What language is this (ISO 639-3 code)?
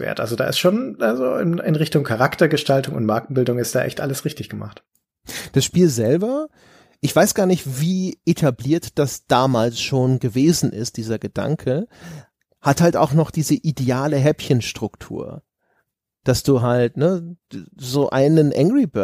deu